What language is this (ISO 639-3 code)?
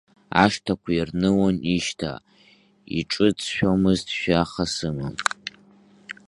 abk